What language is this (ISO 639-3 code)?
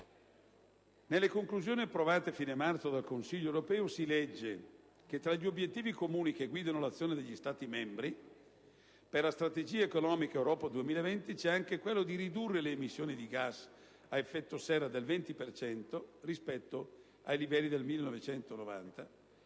ita